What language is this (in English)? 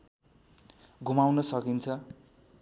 Nepali